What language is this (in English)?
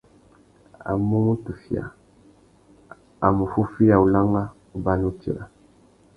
Tuki